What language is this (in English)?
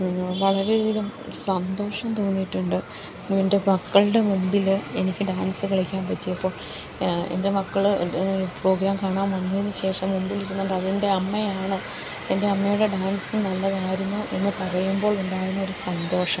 Malayalam